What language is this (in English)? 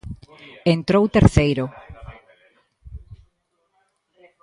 Galician